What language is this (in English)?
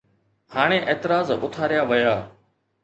Sindhi